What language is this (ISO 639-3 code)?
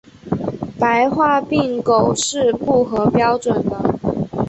zho